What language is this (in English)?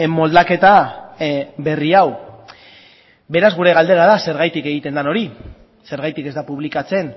Basque